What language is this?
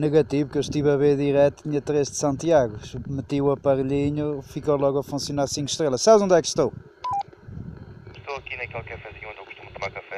Portuguese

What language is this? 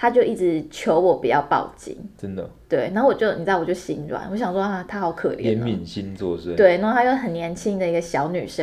Chinese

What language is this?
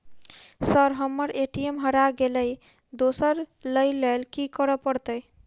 Maithili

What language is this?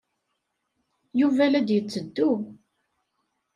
Kabyle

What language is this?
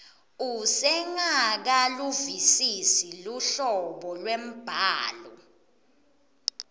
Swati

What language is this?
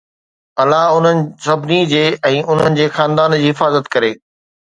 Sindhi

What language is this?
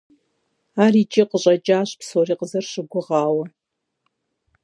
Kabardian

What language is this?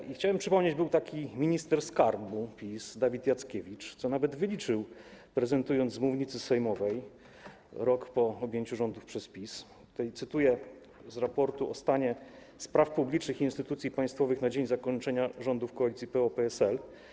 Polish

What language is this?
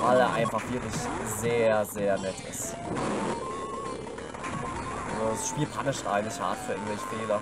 German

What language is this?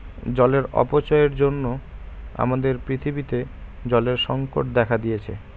Bangla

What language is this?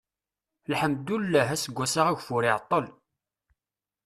Kabyle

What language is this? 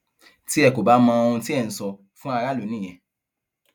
Yoruba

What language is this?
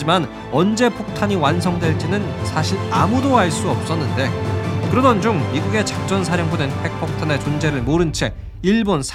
Korean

